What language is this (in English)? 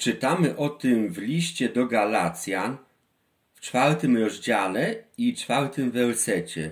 Polish